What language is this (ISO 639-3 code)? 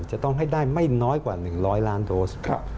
tha